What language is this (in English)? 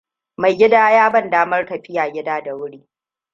Hausa